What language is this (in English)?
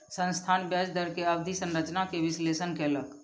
Maithili